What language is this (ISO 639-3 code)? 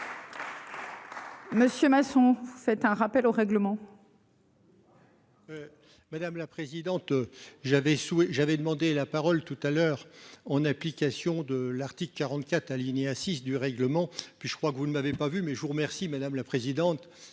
fra